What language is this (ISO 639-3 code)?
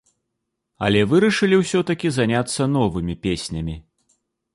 bel